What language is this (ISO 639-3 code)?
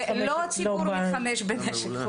heb